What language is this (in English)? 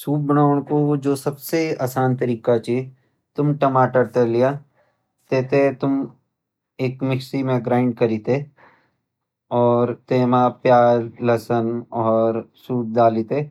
Garhwali